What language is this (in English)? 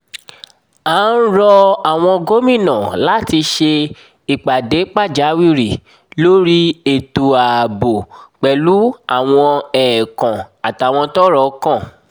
Yoruba